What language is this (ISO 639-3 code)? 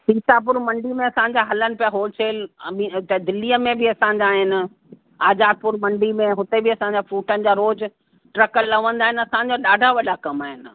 snd